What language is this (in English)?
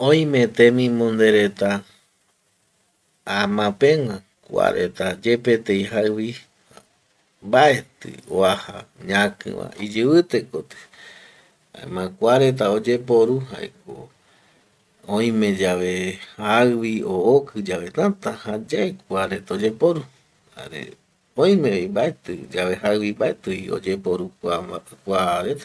Eastern Bolivian Guaraní